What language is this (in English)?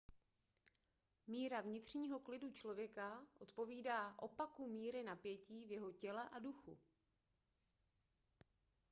Czech